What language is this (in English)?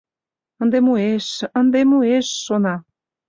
Mari